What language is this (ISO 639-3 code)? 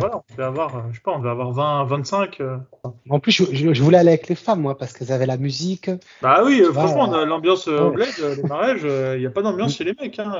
fra